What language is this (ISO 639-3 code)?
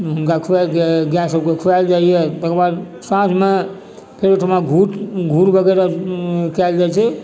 mai